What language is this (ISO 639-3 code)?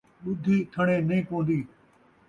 skr